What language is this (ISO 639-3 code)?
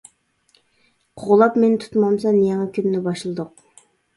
uig